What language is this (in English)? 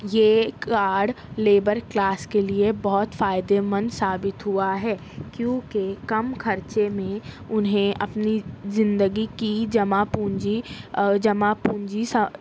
Urdu